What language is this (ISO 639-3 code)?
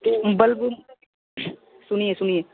hin